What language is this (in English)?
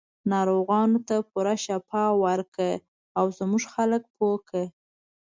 Pashto